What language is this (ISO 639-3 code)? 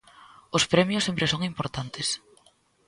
glg